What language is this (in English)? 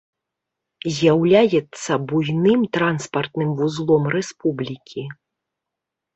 Belarusian